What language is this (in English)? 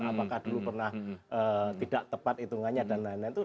Indonesian